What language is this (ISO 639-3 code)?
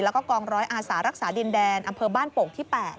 tha